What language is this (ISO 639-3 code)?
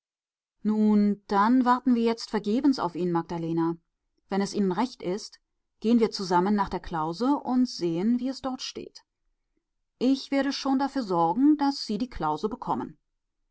deu